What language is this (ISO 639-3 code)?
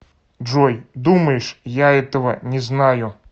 rus